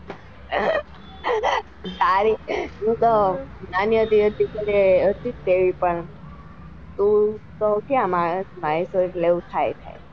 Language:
Gujarati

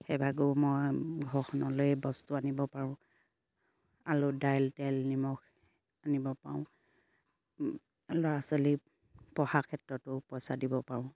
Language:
Assamese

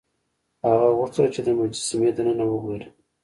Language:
Pashto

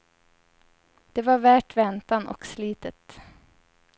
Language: Swedish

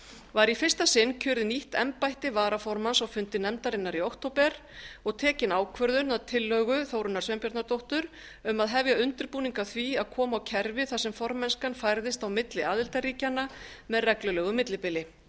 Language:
Icelandic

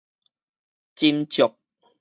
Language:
Min Nan Chinese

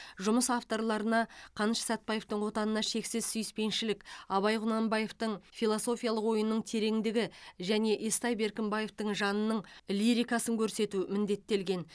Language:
Kazakh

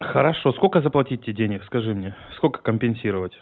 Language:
Russian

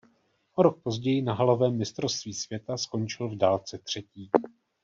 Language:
Czech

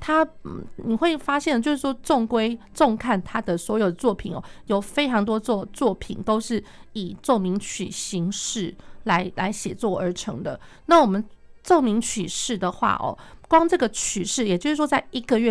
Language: Chinese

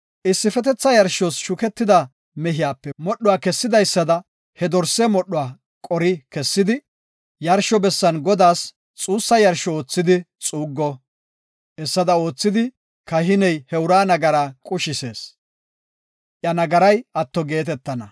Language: Gofa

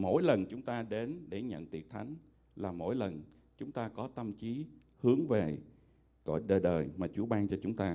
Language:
Vietnamese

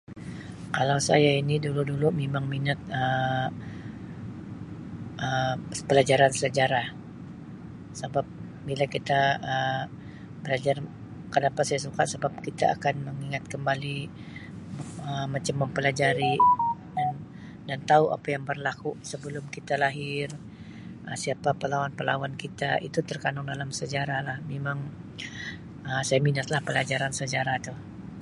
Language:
Sabah Malay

